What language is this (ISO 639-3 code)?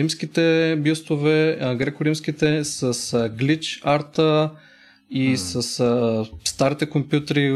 bul